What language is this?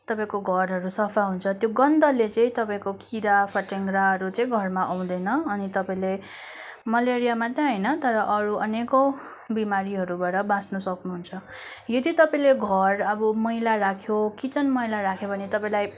Nepali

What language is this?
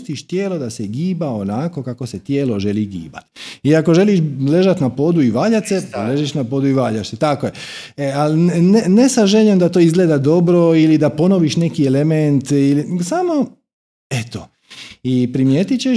Croatian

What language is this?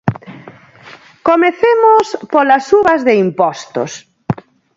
Galician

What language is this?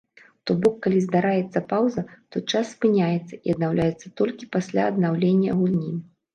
Belarusian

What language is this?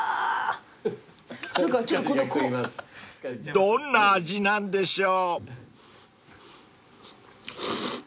Japanese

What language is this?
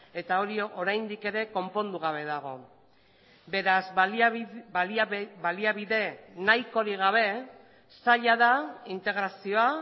Basque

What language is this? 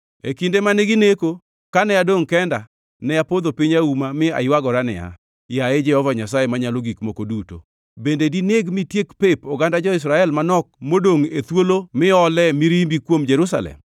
Luo (Kenya and Tanzania)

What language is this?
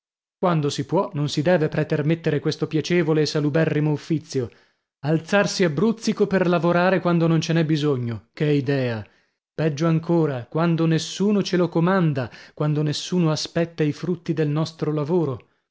Italian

